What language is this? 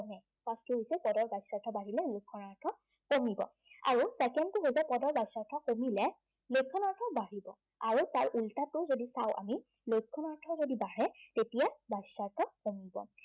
Assamese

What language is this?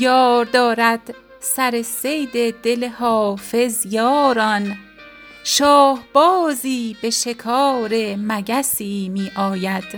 Persian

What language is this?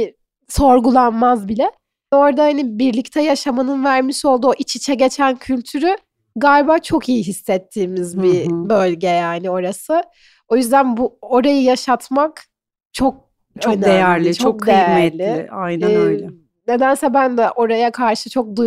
Turkish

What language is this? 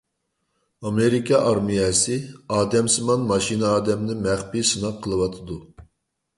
Uyghur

